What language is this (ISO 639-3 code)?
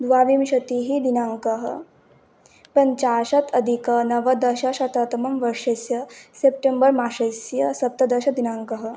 san